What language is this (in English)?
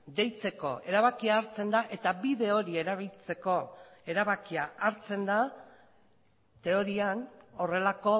Basque